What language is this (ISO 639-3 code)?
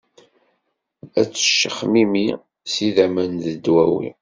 kab